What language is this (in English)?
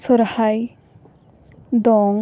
Santali